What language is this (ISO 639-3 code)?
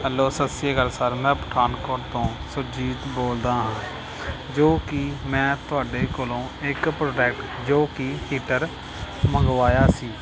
pan